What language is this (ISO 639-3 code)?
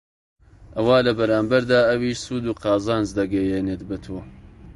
ckb